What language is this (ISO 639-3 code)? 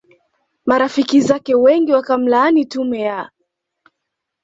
swa